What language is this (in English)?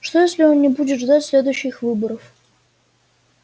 Russian